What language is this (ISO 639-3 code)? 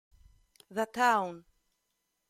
ita